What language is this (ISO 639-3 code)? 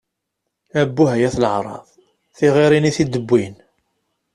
kab